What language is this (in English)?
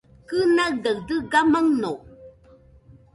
Nüpode Huitoto